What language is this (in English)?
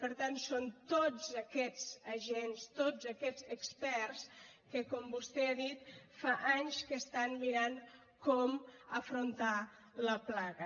Catalan